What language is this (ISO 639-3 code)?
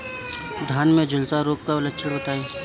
bho